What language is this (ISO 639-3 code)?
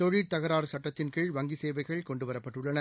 tam